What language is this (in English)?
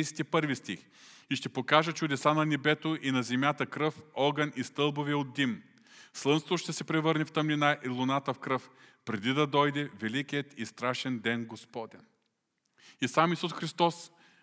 Bulgarian